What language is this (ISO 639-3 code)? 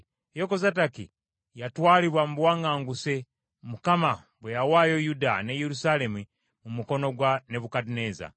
lug